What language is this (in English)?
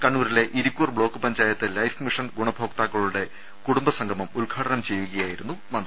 Malayalam